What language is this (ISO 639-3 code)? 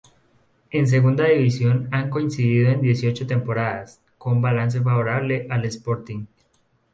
spa